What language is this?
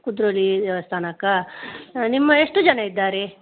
Kannada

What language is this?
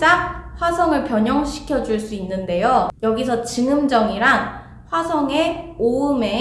Korean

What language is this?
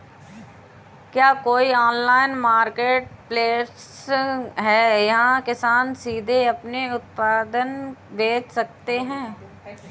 Hindi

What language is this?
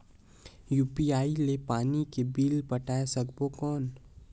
Chhattisgarhi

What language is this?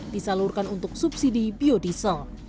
Indonesian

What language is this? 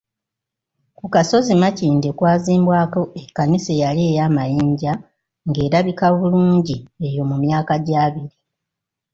Ganda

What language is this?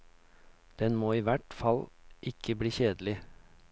Norwegian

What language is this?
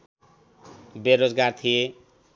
Nepali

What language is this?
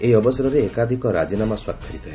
Odia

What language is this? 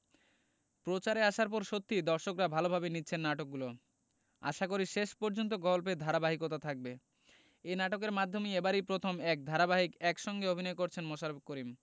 Bangla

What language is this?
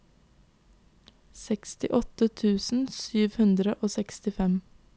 Norwegian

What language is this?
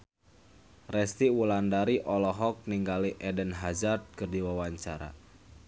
Sundanese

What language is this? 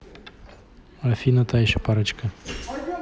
Russian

